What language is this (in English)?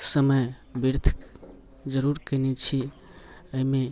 Maithili